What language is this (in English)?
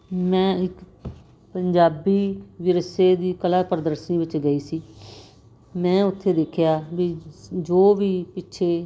Punjabi